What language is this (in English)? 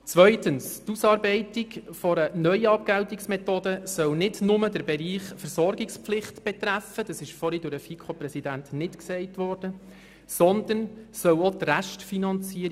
Swiss German